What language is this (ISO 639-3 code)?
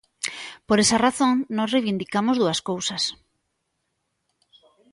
glg